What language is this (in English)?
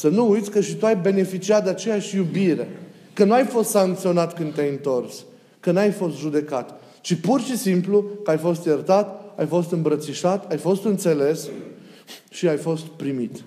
Romanian